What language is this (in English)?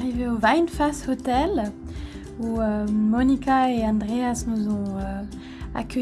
French